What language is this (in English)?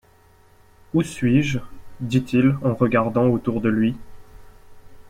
French